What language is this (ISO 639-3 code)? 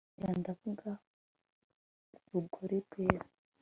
kin